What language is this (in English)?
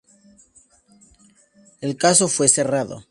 Spanish